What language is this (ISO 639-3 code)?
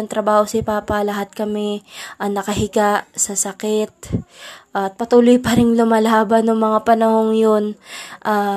fil